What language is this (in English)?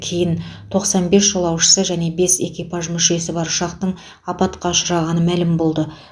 Kazakh